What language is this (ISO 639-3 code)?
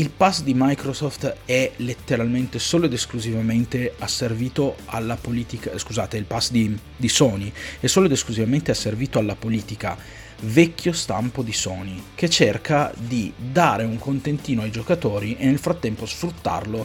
ita